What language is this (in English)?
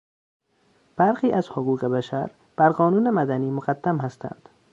Persian